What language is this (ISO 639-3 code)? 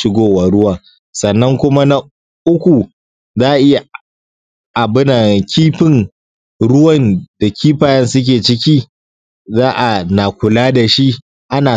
hau